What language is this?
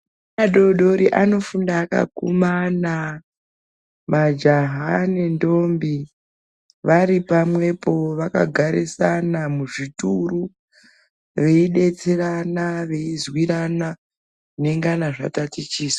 Ndau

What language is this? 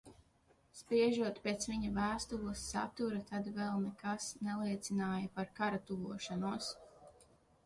Latvian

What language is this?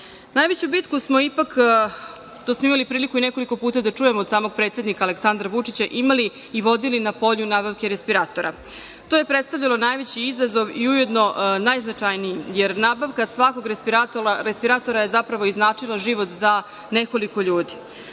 Serbian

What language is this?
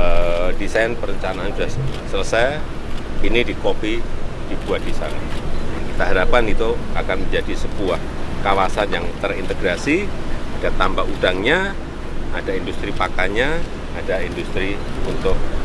Indonesian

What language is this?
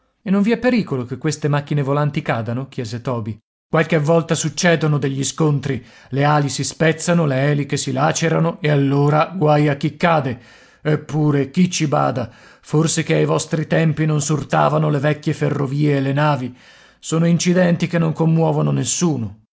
Italian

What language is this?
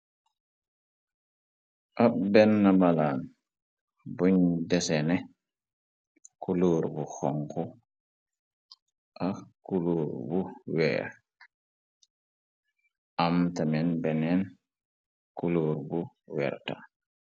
Wolof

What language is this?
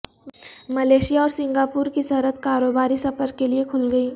Urdu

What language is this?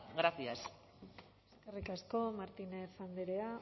Basque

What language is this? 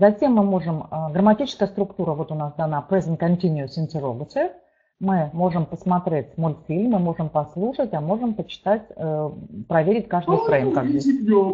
Russian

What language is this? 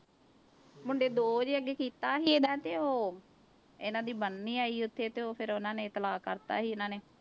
Punjabi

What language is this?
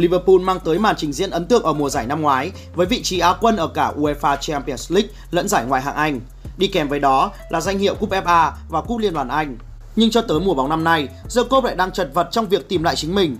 Vietnamese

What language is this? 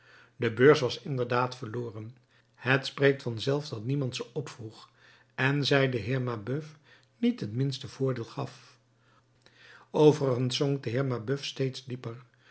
Dutch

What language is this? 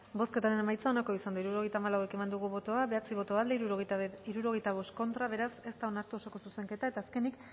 Basque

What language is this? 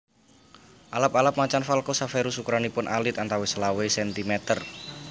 Javanese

